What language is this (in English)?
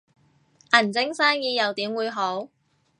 Cantonese